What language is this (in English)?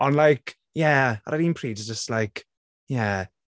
Welsh